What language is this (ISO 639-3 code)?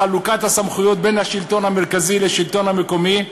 heb